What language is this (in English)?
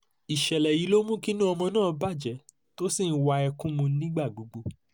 Yoruba